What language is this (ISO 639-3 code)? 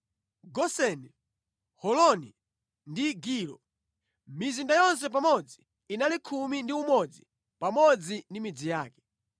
nya